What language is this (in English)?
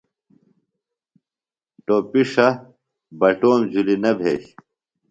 Phalura